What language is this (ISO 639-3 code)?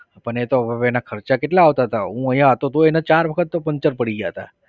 guj